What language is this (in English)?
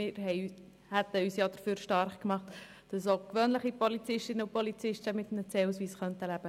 Swiss German